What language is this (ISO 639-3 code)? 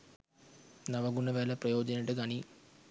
sin